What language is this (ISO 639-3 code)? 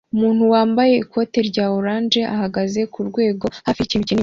kin